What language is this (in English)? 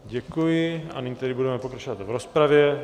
Czech